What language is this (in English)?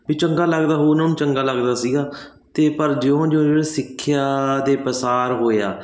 Punjabi